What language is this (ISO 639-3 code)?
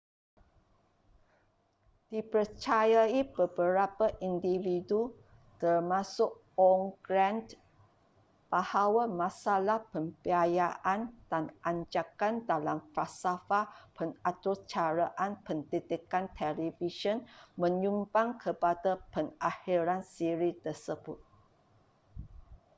msa